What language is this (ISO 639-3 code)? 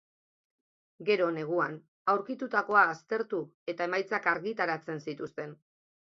eus